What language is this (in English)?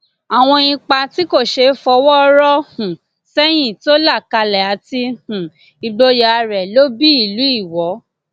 Yoruba